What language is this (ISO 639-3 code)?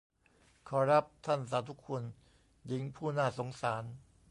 tha